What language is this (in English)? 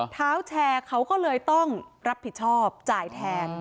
Thai